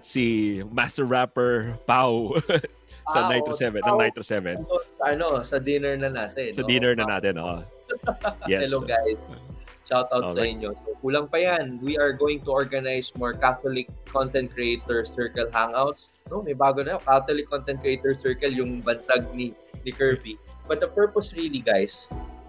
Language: Filipino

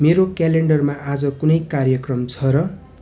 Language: Nepali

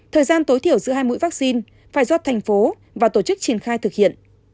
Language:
Vietnamese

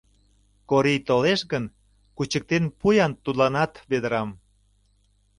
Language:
Mari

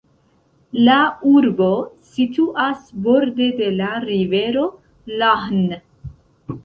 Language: Esperanto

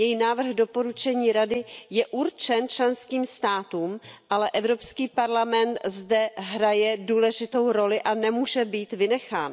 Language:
Czech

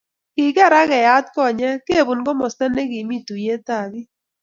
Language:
Kalenjin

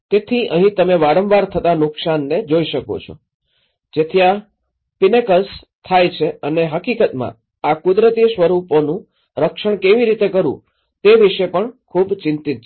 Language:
Gujarati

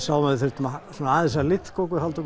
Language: Icelandic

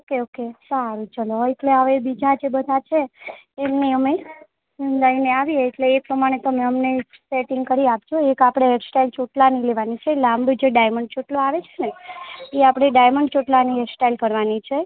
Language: Gujarati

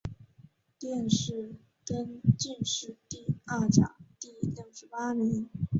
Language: Chinese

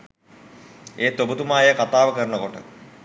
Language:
Sinhala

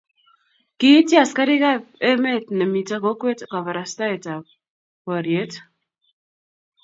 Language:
Kalenjin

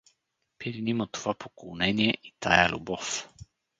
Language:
Bulgarian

